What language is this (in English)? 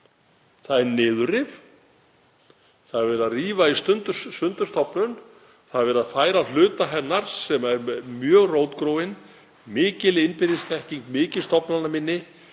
Icelandic